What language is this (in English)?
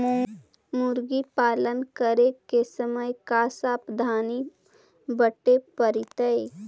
Magahi